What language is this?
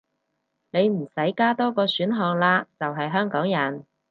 Cantonese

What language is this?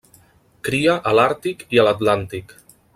Catalan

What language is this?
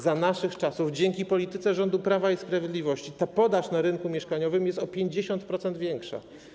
Polish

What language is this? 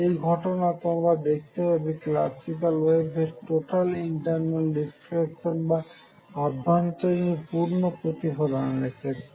Bangla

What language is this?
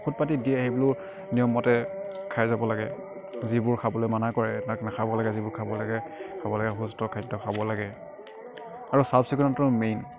Assamese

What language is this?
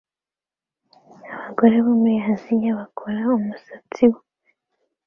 Kinyarwanda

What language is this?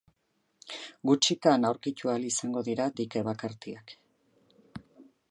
Basque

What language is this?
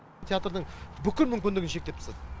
Kazakh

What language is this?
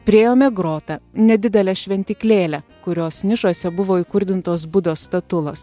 Lithuanian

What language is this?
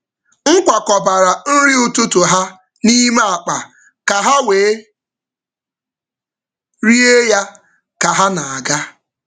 Igbo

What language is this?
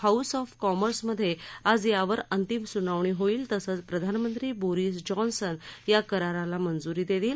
Marathi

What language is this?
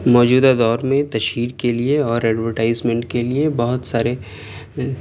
Urdu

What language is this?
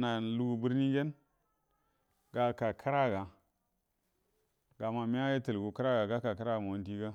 Buduma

